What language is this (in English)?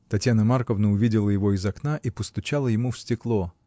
Russian